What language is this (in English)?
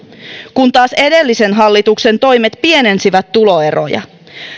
Finnish